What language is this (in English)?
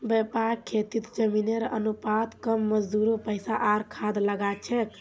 Magahi